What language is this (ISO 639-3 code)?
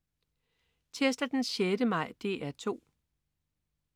dan